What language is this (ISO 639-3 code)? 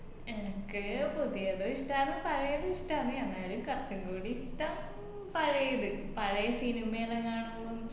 mal